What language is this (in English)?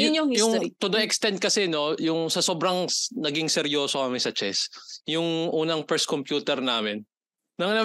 Filipino